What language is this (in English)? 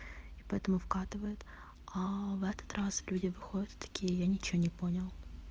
Russian